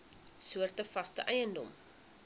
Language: Afrikaans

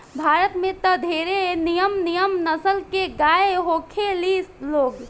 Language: Bhojpuri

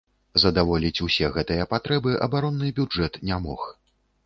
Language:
Belarusian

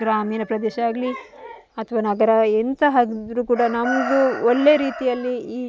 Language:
Kannada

